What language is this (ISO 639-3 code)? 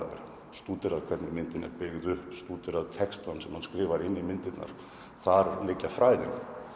isl